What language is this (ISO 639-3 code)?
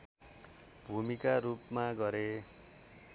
nep